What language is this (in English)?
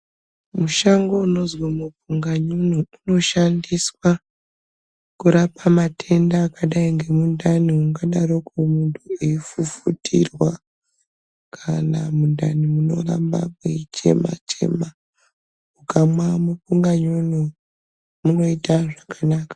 Ndau